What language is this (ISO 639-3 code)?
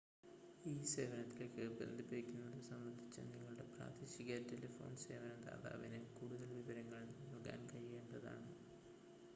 mal